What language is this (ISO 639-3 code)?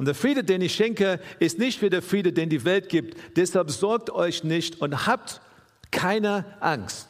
deu